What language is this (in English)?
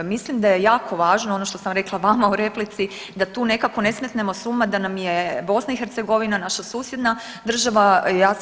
Croatian